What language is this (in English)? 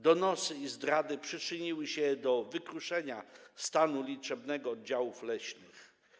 Polish